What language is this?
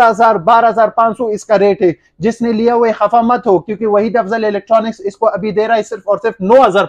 Hindi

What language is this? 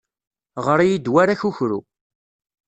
Kabyle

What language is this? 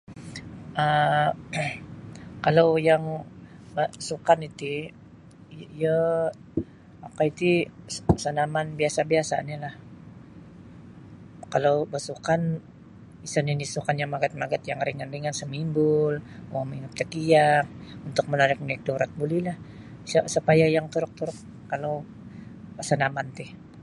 Sabah Bisaya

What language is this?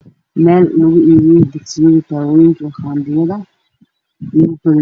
Somali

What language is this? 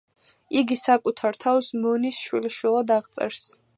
Georgian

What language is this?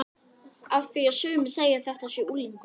Icelandic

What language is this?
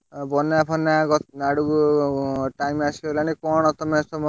Odia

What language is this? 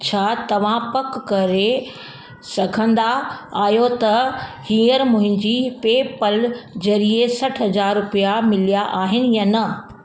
Sindhi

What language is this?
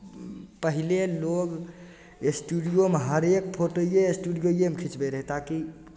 Maithili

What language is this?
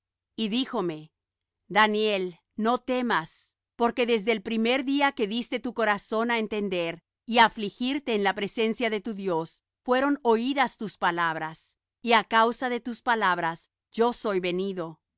Spanish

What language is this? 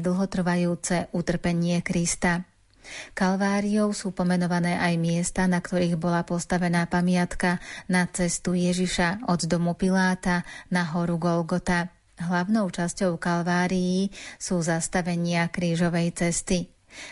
Slovak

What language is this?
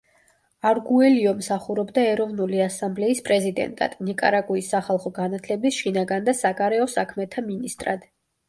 Georgian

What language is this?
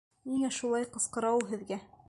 Bashkir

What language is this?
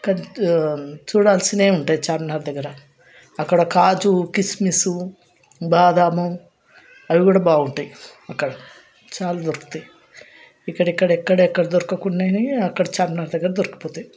Telugu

